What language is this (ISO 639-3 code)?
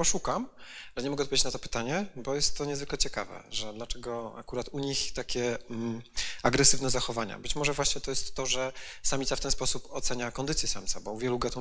pol